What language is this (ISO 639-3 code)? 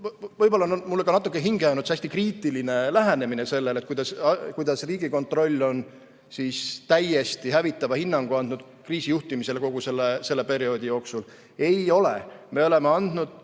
est